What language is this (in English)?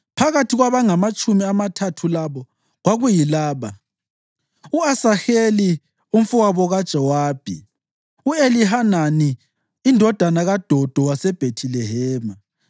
North Ndebele